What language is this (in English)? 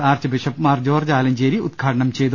Malayalam